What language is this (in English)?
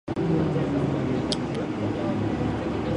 Japanese